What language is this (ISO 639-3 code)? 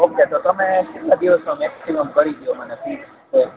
guj